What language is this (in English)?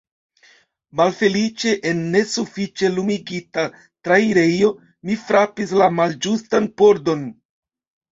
Esperanto